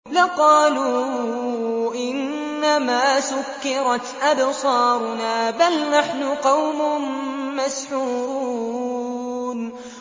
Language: Arabic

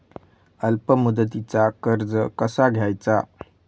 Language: Marathi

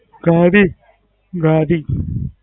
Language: Gujarati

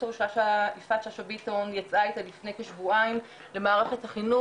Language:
Hebrew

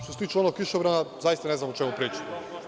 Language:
Serbian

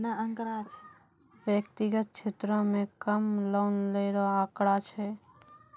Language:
Maithili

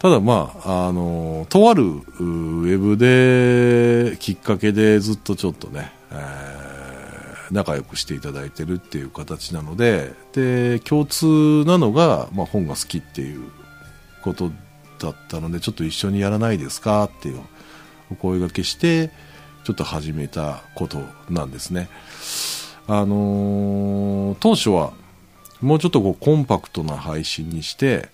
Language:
Japanese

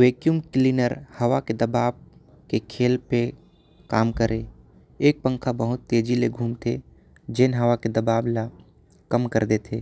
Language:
Korwa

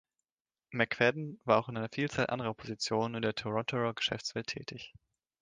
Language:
German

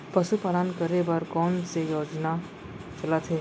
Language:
Chhattisgarhi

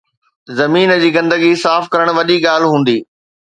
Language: Sindhi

